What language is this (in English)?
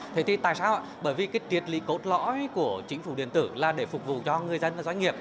Vietnamese